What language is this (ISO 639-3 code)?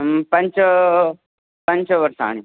san